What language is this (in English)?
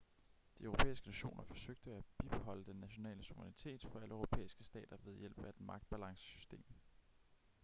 Danish